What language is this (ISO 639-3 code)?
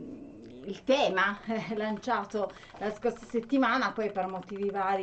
ita